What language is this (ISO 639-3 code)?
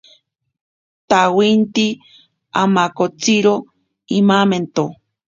prq